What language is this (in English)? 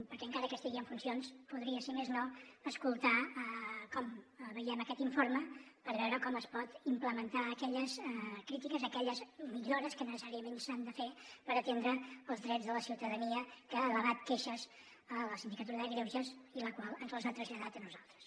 Catalan